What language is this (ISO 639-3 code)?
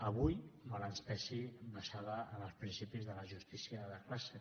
cat